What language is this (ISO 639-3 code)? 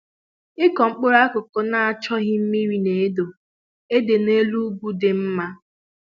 ibo